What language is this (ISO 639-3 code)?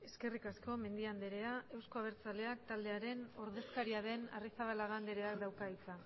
eus